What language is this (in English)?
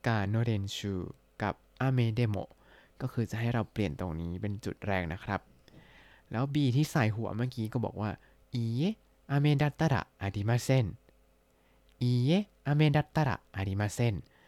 Thai